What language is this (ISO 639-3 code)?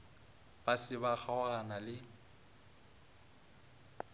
nso